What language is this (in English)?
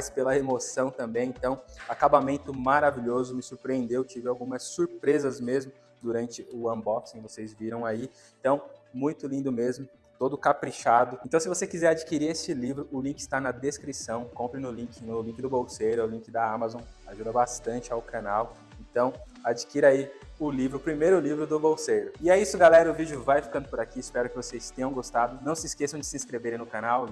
Portuguese